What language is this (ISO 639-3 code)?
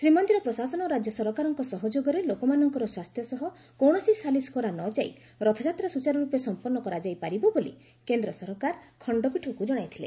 ori